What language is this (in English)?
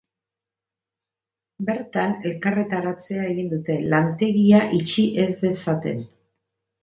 Basque